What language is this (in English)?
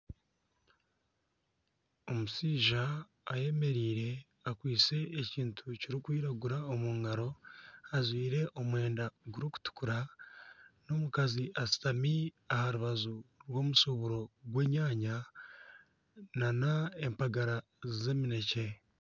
Nyankole